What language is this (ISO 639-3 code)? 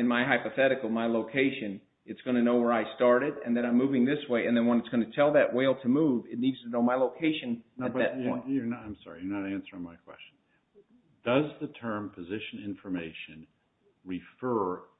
eng